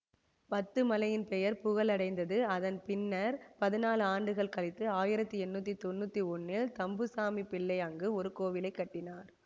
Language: Tamil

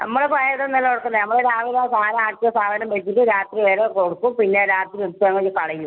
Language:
Malayalam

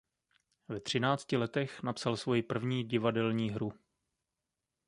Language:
Czech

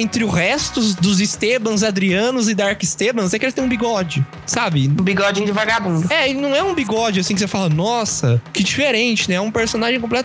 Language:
Portuguese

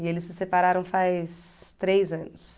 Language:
Portuguese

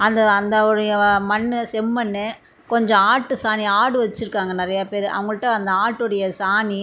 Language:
Tamil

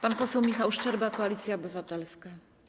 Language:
Polish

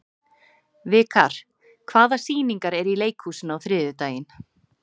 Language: Icelandic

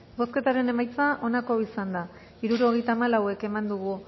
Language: Basque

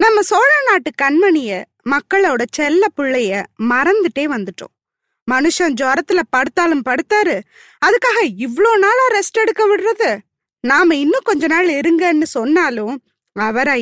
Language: Tamil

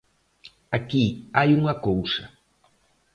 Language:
Galician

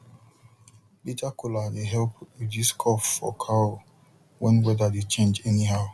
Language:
Nigerian Pidgin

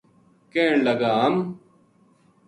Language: Gujari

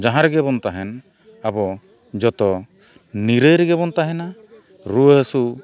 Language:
Santali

